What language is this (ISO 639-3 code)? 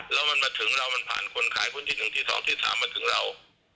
tha